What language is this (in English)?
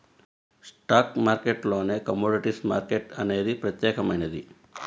Telugu